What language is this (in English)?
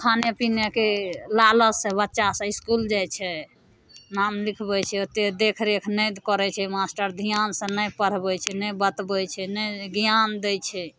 Maithili